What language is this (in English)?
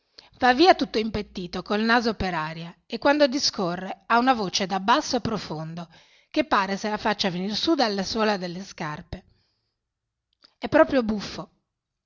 Italian